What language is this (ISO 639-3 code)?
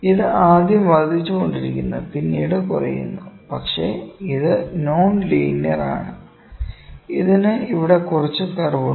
mal